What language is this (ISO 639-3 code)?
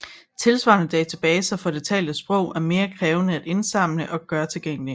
dan